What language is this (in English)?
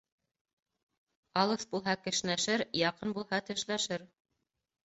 Bashkir